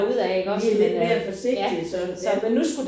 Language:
Danish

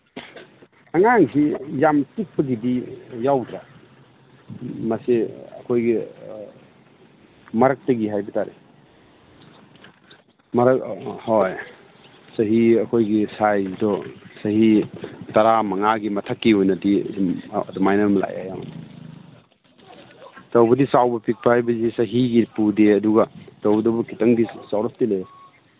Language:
Manipuri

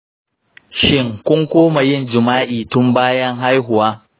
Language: Hausa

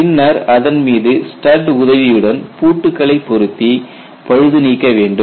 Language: Tamil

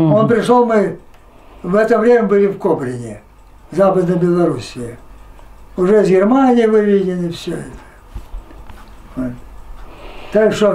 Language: Russian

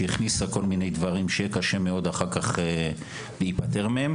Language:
Hebrew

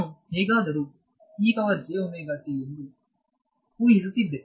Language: Kannada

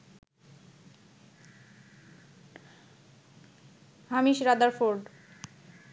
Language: Bangla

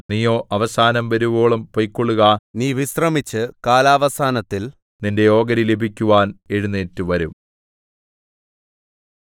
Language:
Malayalam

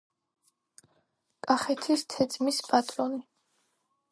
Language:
Georgian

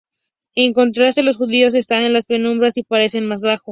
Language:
Spanish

